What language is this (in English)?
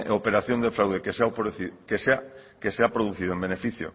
Spanish